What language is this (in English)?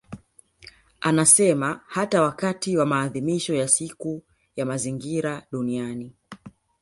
Swahili